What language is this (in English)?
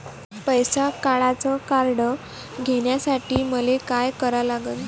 Marathi